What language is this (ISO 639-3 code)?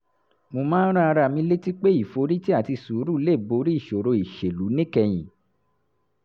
yor